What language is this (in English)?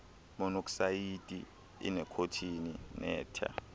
Xhosa